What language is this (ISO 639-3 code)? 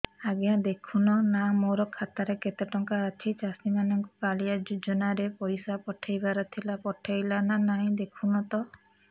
ori